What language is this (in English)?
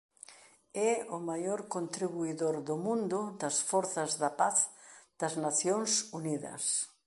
Galician